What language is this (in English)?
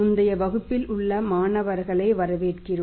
Tamil